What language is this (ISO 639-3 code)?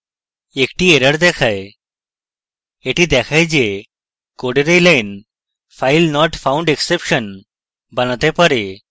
ben